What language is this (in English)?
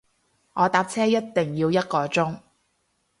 Cantonese